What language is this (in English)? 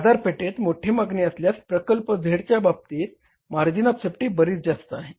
Marathi